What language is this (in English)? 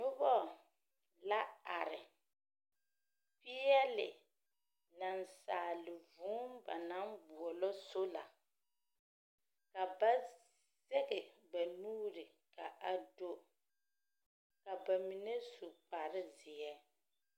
Southern Dagaare